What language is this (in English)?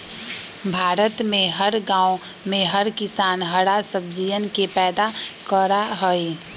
Magahi